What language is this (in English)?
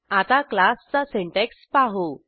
Marathi